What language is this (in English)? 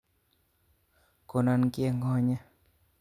Kalenjin